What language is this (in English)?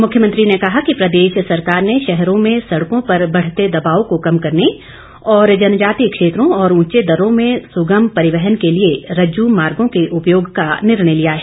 Hindi